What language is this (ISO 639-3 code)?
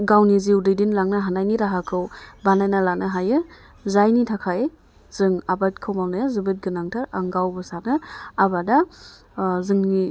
brx